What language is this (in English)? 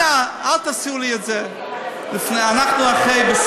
Hebrew